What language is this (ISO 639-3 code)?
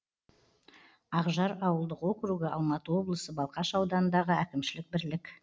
kaz